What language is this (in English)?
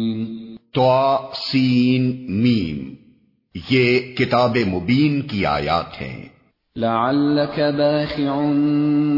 Urdu